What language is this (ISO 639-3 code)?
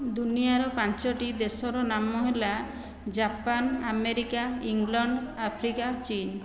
ori